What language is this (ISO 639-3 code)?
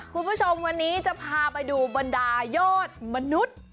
tha